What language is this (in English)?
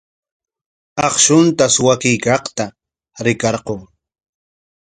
Corongo Ancash Quechua